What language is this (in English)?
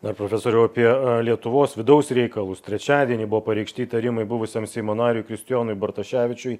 Lithuanian